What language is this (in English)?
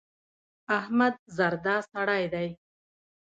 Pashto